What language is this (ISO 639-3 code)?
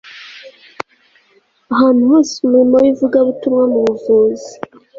kin